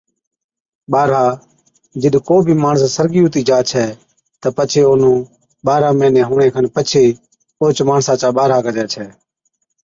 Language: Od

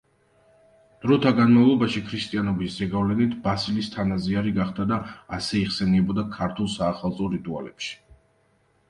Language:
Georgian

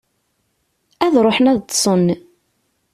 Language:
Kabyle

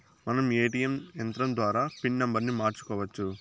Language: Telugu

